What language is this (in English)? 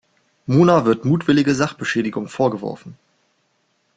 German